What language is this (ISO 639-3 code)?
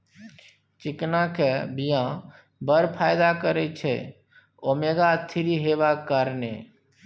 mai